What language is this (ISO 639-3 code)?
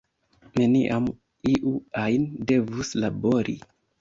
epo